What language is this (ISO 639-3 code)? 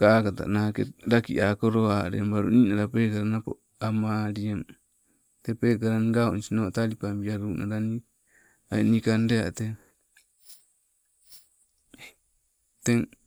nco